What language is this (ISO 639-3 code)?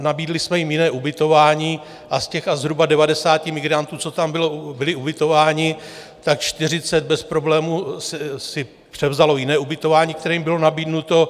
ces